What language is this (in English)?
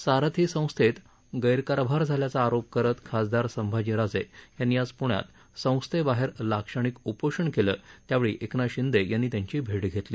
Marathi